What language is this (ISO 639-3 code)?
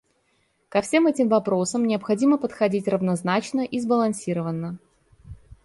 rus